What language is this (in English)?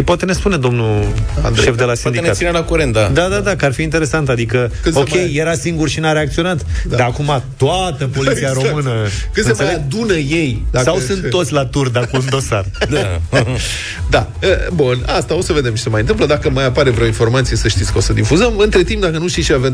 Romanian